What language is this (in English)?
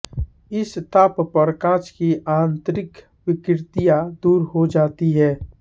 Hindi